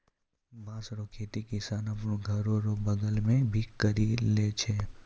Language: Maithili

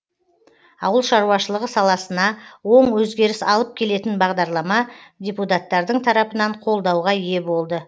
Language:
Kazakh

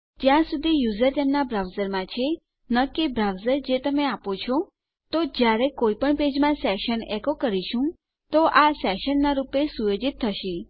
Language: Gujarati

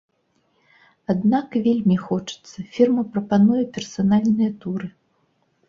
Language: Belarusian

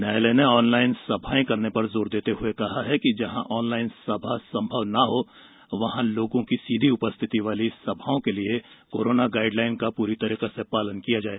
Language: Hindi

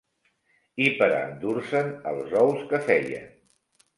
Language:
Catalan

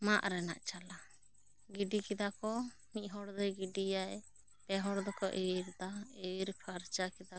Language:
Santali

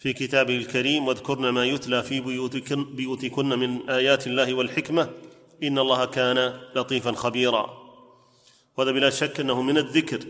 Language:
Arabic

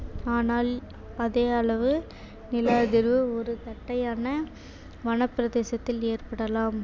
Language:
Tamil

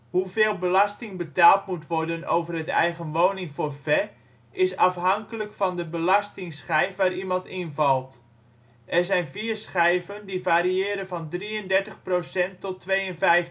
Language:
Dutch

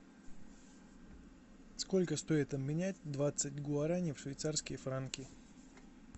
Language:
Russian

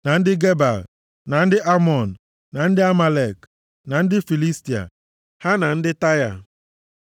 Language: Igbo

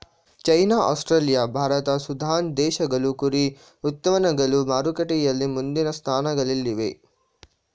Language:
Kannada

